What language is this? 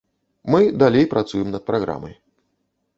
Belarusian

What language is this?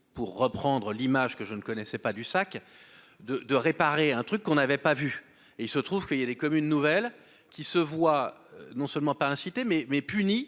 French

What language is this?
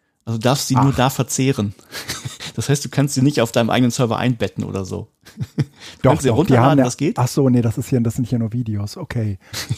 German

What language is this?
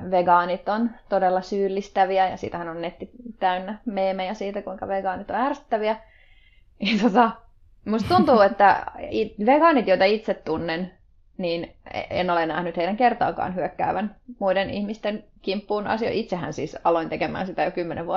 Finnish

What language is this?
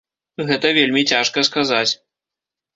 Belarusian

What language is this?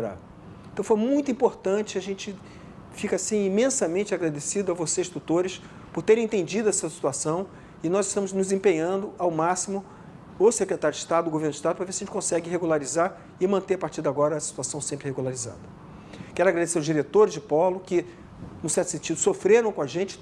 Portuguese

